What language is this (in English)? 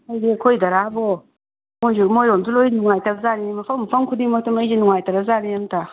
Manipuri